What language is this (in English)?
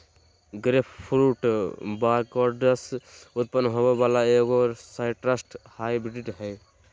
Magahi